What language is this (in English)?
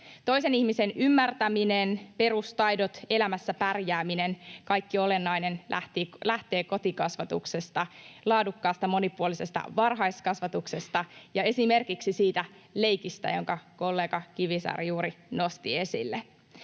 Finnish